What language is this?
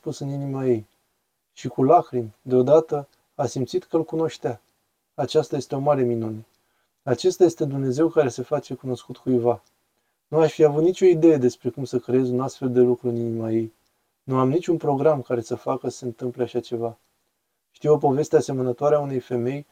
Romanian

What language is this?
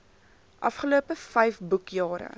Afrikaans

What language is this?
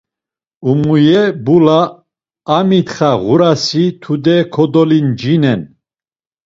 Laz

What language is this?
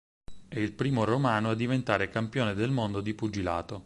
Italian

